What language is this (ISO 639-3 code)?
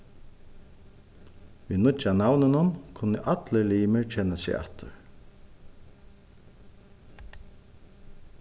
fao